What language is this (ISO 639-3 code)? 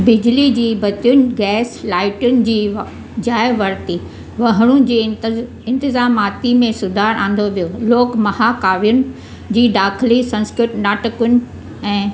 snd